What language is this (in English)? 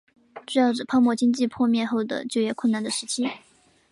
Chinese